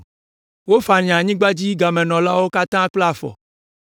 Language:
Ewe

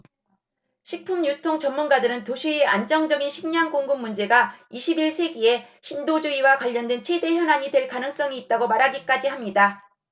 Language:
Korean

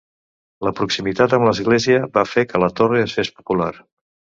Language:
Catalan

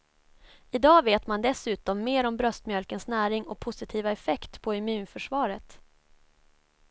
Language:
Swedish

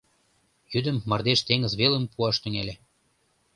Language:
Mari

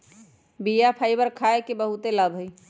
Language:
Magahi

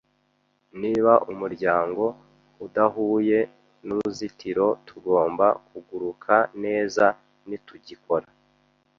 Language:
Kinyarwanda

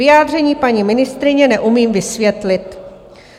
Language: Czech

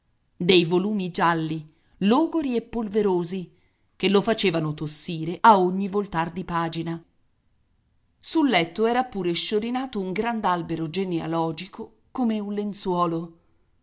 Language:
Italian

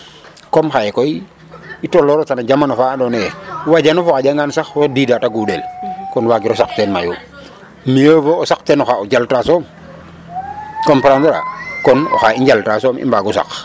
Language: Serer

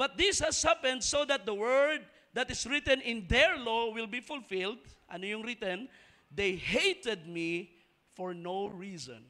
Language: Filipino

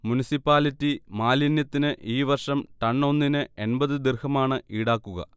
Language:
Malayalam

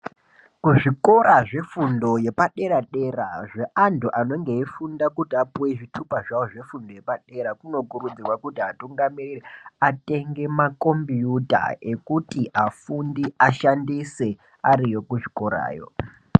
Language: Ndau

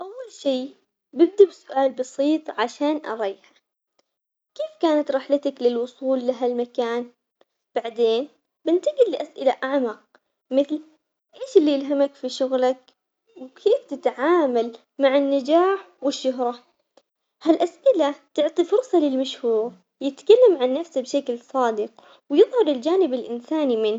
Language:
Omani Arabic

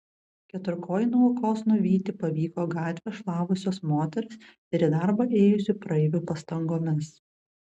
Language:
Lithuanian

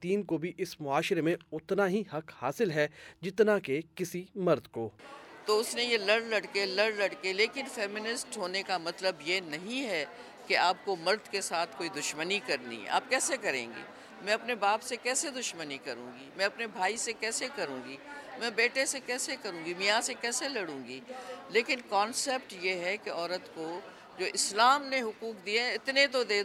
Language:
Urdu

